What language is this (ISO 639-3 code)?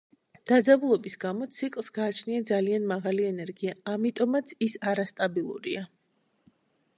kat